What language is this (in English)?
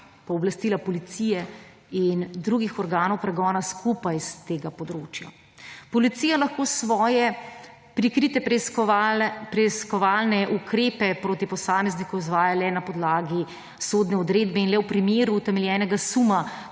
Slovenian